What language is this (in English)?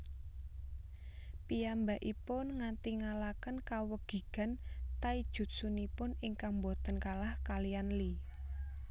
Javanese